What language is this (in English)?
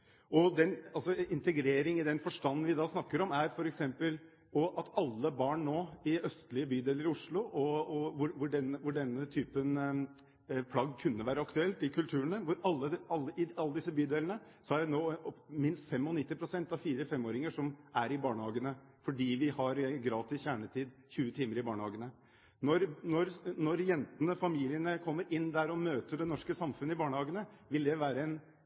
Norwegian Bokmål